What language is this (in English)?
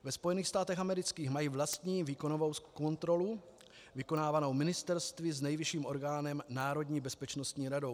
Czech